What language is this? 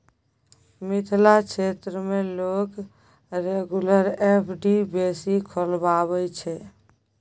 Maithili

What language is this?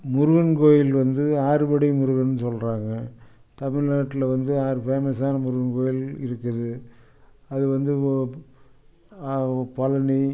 Tamil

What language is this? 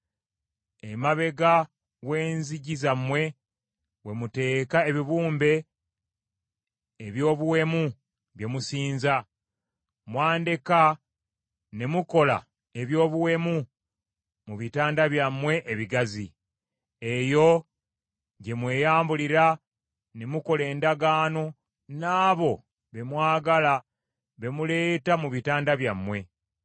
Ganda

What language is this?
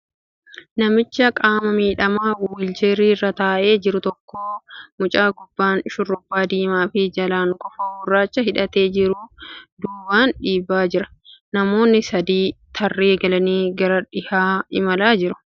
Oromo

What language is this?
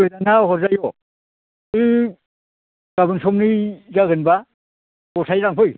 Bodo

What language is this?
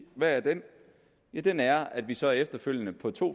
Danish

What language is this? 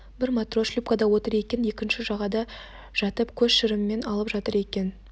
Kazakh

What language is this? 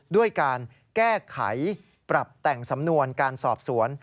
Thai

